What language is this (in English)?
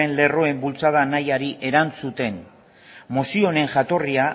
Basque